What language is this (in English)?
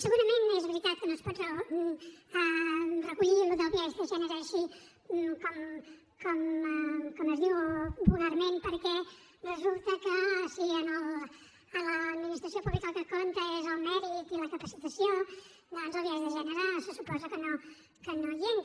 Catalan